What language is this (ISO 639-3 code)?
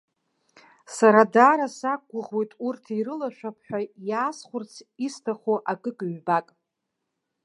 abk